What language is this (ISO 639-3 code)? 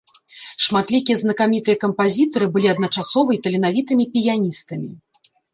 bel